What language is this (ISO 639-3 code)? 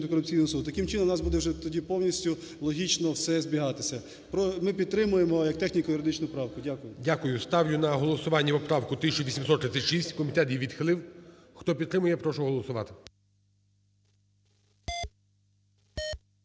ukr